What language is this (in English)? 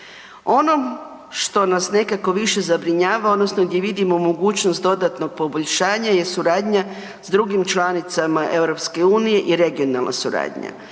Croatian